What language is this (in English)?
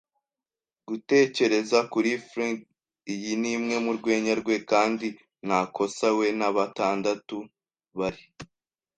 Kinyarwanda